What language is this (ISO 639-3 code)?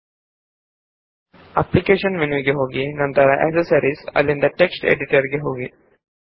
kan